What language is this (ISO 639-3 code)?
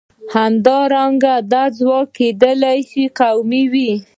pus